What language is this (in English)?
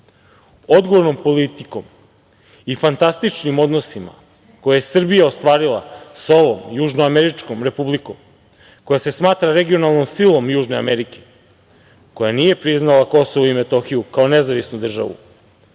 Serbian